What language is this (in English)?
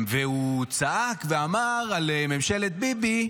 Hebrew